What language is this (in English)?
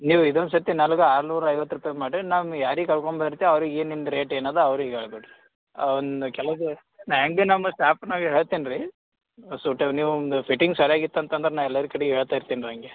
Kannada